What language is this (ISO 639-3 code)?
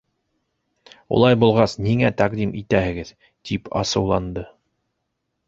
bak